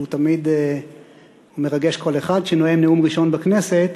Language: Hebrew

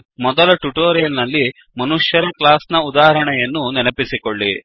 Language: Kannada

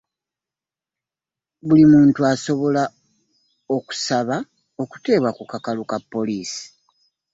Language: Ganda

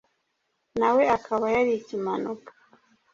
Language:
Kinyarwanda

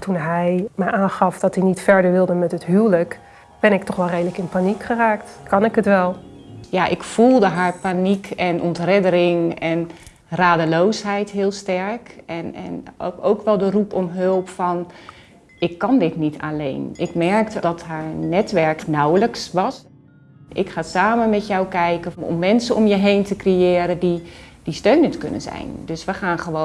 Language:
Dutch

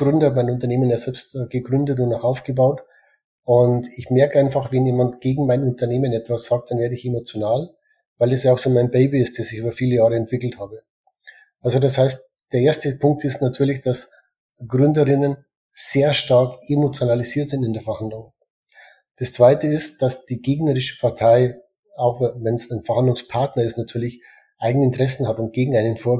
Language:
German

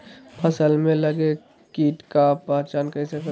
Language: Magahi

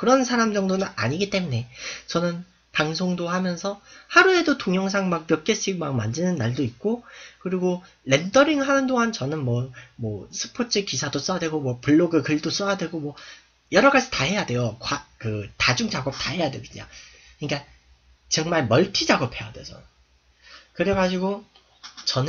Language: Korean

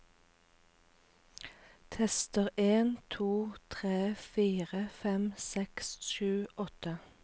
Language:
Norwegian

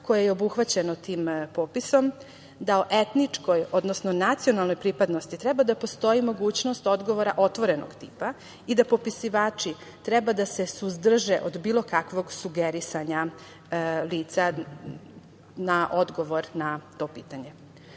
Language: Serbian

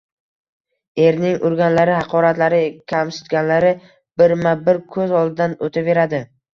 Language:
Uzbek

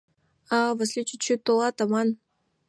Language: Mari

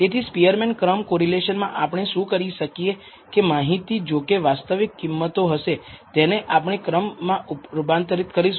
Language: Gujarati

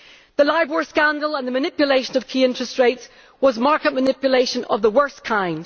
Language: English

